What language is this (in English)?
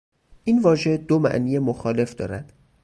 Persian